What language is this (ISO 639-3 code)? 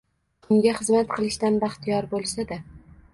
uzb